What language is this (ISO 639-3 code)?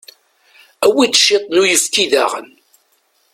kab